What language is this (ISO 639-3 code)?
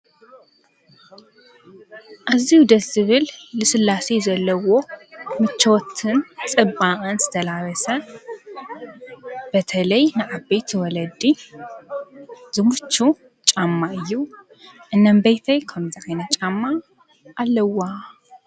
tir